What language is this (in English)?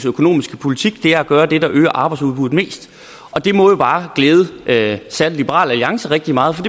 Danish